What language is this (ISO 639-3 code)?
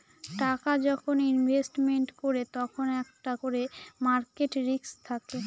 ben